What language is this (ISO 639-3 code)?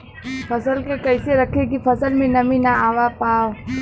bho